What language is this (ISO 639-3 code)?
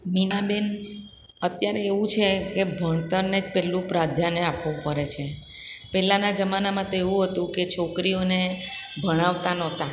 guj